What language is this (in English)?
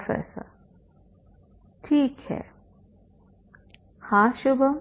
Hindi